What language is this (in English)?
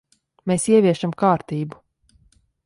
Latvian